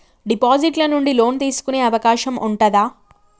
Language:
Telugu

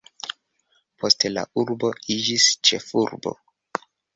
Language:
Esperanto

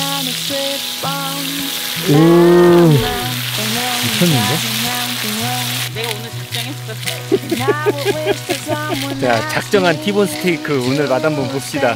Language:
Korean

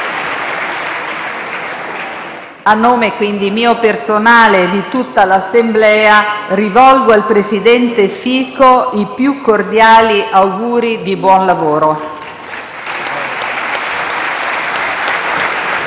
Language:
Italian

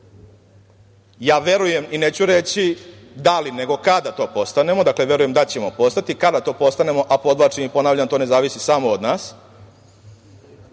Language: Serbian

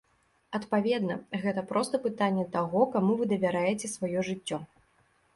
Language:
Belarusian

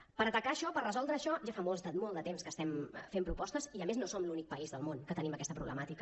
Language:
Catalan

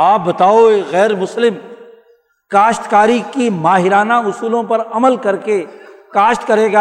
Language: Urdu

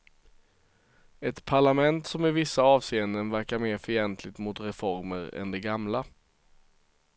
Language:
Swedish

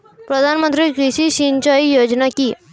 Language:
Bangla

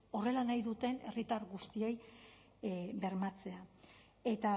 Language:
Basque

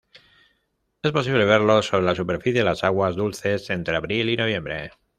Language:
Spanish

